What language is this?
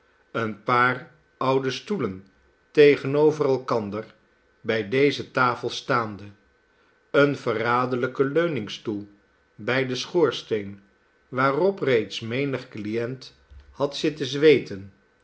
Dutch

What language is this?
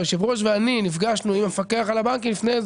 Hebrew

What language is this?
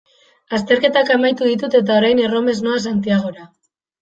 Basque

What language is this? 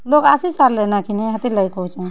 Odia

